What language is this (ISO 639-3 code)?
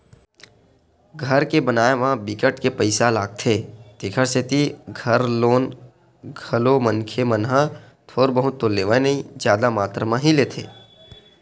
hne